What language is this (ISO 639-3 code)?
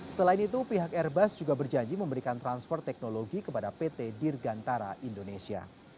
ind